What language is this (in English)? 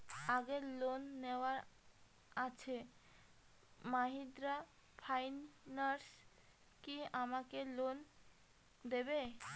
Bangla